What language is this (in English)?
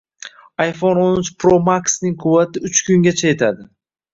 Uzbek